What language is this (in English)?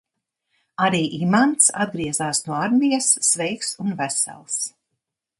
Latvian